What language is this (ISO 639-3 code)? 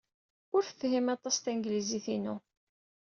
kab